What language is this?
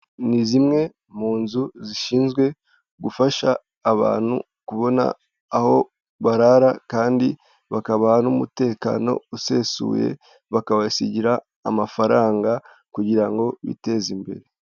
Kinyarwanda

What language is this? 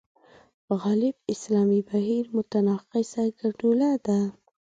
Pashto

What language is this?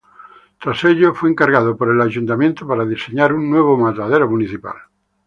Spanish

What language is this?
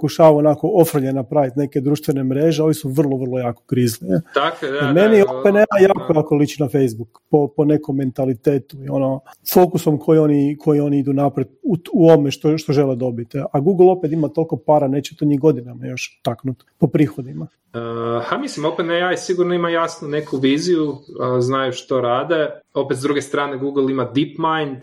Croatian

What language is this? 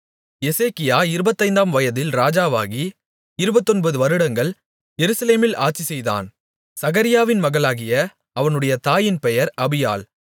Tamil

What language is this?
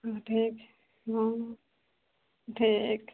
Maithili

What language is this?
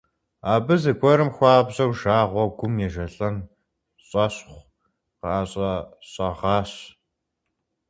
Kabardian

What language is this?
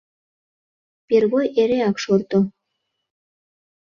Mari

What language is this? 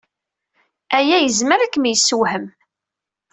Kabyle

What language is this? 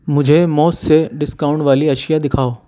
Urdu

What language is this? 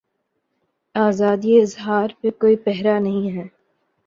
Urdu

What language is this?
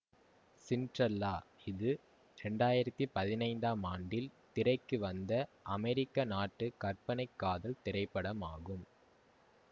Tamil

